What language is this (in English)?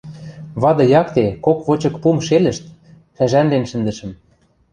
Western Mari